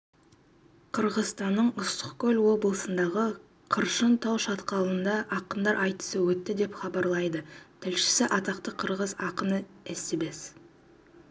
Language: Kazakh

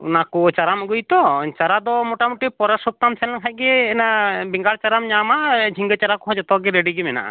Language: Santali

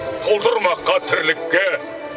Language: Kazakh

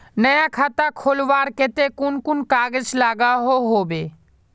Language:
Magahi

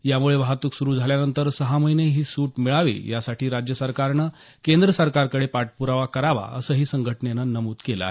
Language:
Marathi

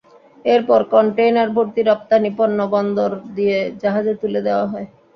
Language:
Bangla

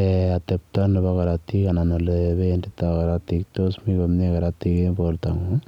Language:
Kalenjin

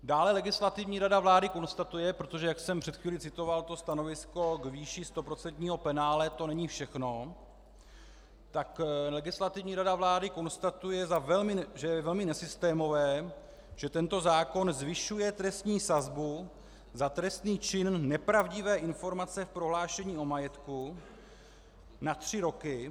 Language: Czech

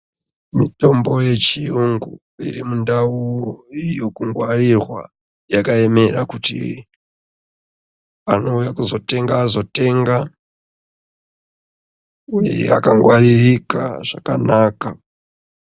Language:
Ndau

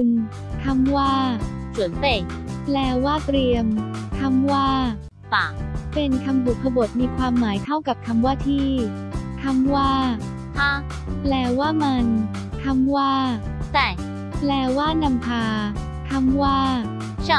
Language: Thai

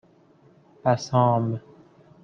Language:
Persian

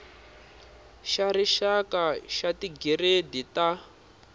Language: Tsonga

